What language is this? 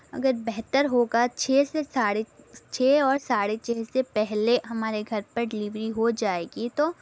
Urdu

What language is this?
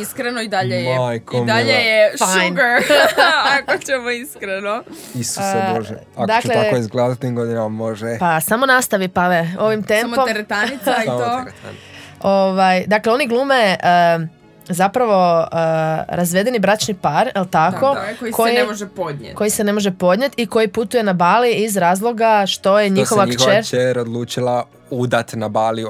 Croatian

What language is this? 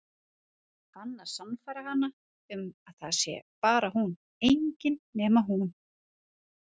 Icelandic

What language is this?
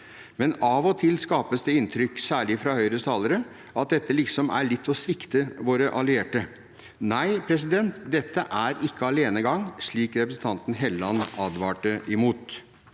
Norwegian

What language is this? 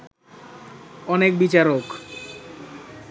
Bangla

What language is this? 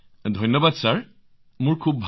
Assamese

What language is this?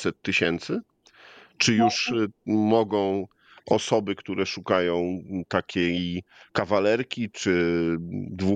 Polish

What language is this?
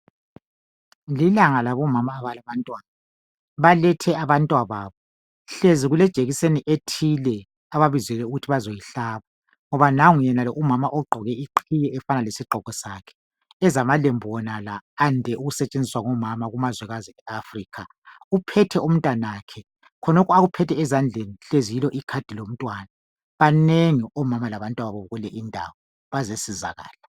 North Ndebele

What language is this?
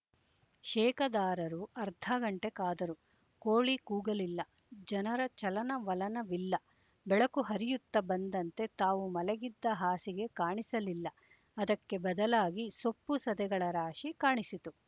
Kannada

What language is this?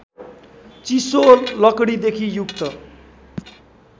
Nepali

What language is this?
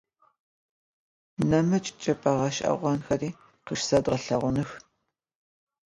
Adyghe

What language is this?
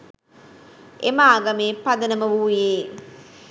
Sinhala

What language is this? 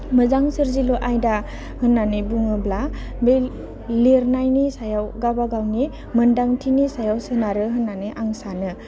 Bodo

